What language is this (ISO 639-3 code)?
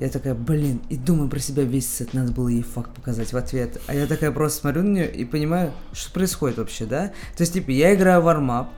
rus